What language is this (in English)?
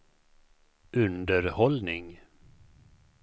Swedish